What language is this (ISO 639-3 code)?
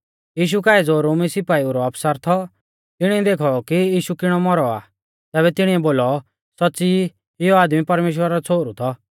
bfz